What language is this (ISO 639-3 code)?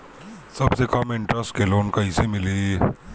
bho